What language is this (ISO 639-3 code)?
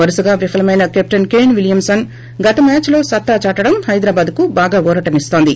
tel